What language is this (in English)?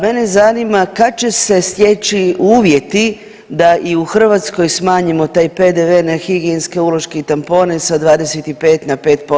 Croatian